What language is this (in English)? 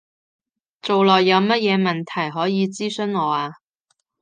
Cantonese